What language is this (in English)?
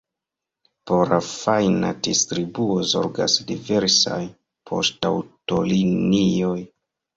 Esperanto